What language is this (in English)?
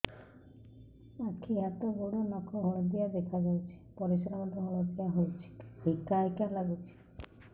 Odia